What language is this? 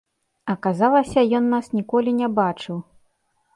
Belarusian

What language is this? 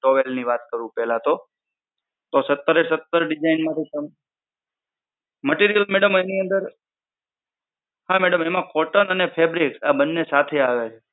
Gujarati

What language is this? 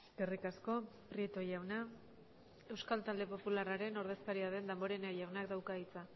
Basque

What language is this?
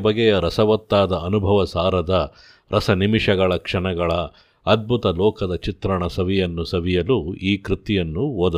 Kannada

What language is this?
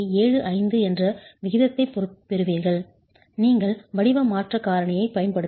Tamil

